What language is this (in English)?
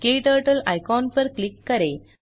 Hindi